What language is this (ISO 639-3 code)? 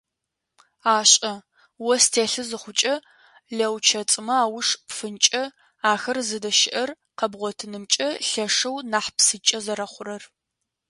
ady